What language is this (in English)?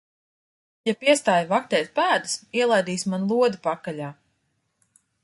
Latvian